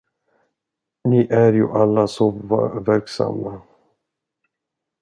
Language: Swedish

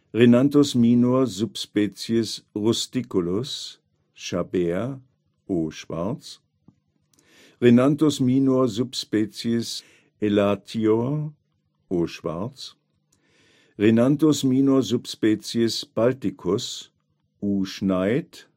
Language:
German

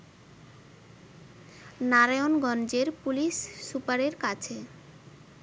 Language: Bangla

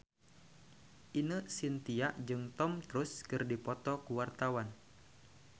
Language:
Sundanese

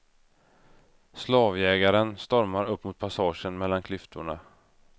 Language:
Swedish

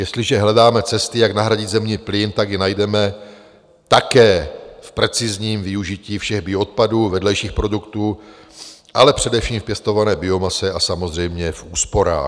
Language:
Czech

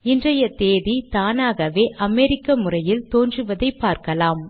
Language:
Tamil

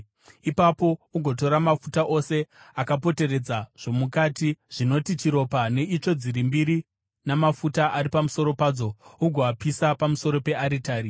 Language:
Shona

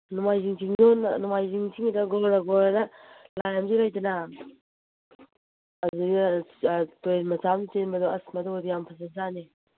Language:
Manipuri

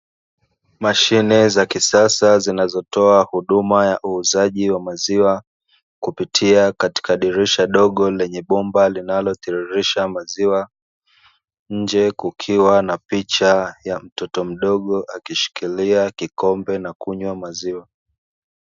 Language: Swahili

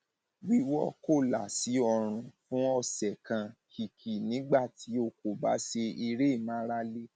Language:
Yoruba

